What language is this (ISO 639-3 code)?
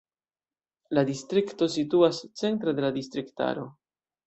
epo